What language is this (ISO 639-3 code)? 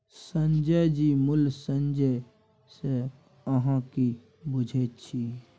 mai